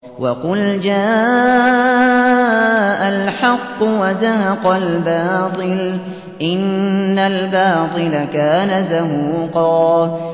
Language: Arabic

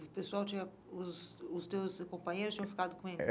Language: Portuguese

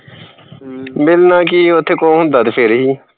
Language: Punjabi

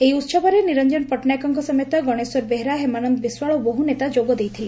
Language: Odia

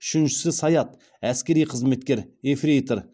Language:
Kazakh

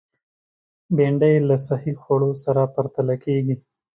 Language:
Pashto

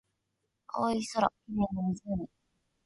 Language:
Japanese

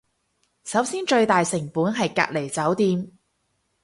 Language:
Cantonese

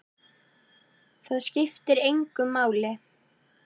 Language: Icelandic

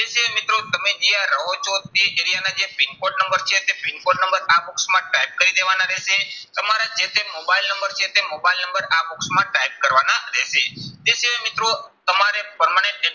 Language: Gujarati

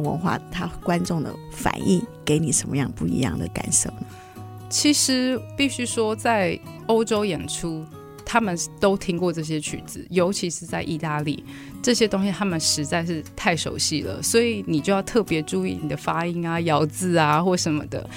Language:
Chinese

